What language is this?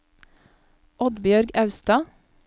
Norwegian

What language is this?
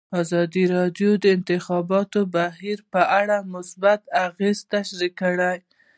Pashto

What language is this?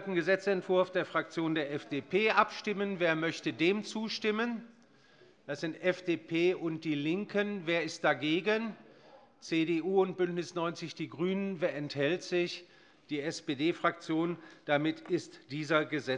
German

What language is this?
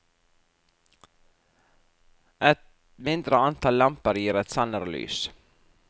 Norwegian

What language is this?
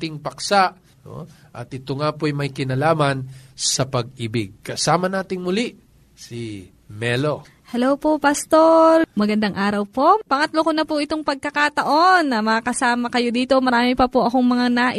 Filipino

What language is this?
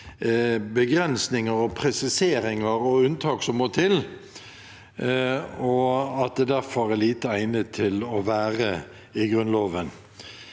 Norwegian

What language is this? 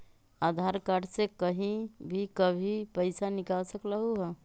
Magahi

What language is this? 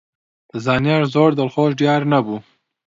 Central Kurdish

